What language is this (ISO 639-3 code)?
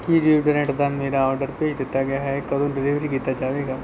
pan